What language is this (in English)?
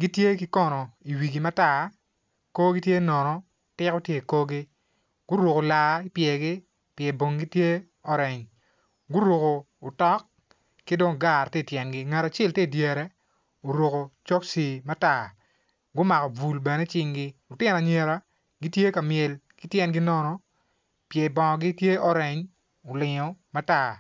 Acoli